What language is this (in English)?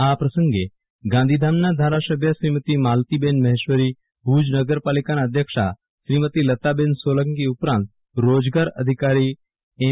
Gujarati